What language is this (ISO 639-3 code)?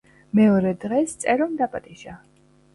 kat